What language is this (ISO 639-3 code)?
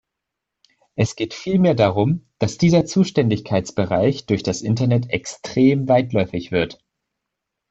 deu